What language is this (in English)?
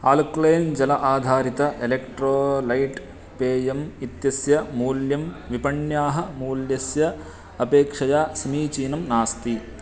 Sanskrit